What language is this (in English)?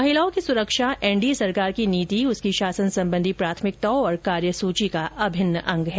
Hindi